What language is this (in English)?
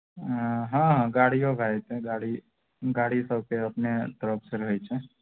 Maithili